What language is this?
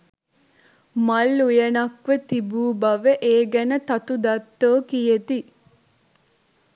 Sinhala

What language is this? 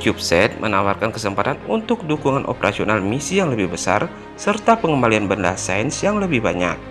Indonesian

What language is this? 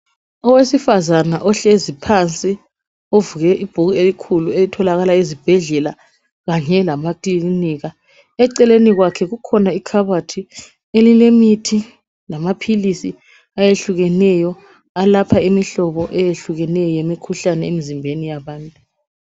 North Ndebele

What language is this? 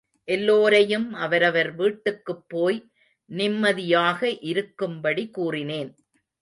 Tamil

